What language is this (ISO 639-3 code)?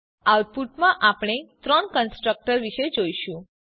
guj